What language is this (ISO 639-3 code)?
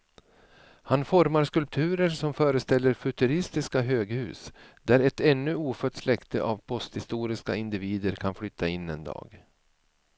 swe